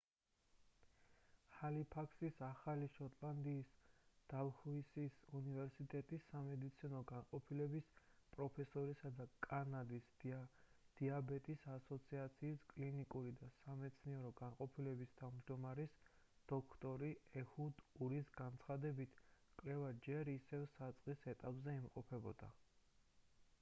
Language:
Georgian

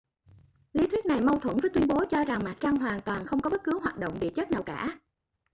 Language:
Vietnamese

